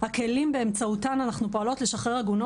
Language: Hebrew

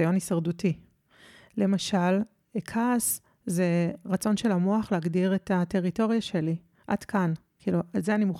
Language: Hebrew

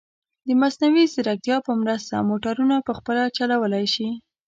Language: Pashto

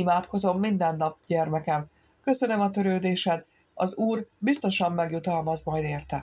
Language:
Hungarian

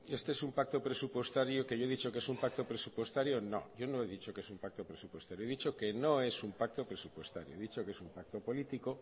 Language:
Spanish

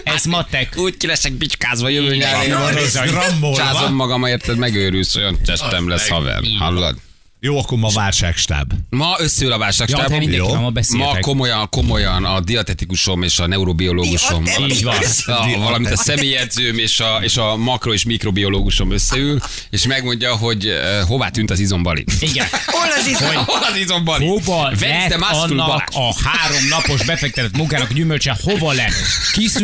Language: Hungarian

